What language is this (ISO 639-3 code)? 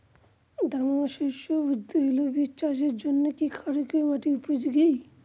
ben